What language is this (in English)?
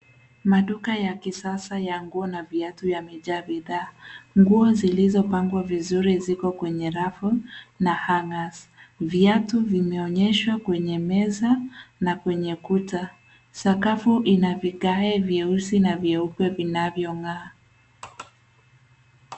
Swahili